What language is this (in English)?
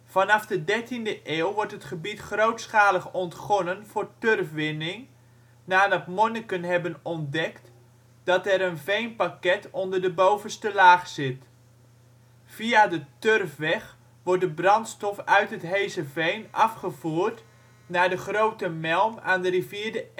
Dutch